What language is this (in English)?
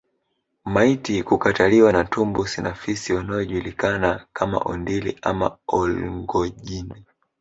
Swahili